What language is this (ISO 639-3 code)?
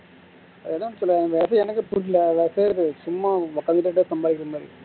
tam